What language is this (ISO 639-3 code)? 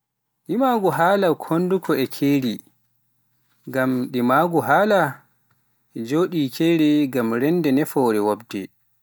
fuf